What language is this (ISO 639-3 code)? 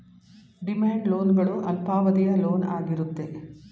kan